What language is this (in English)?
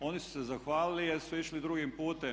Croatian